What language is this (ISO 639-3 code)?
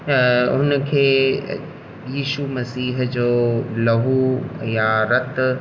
snd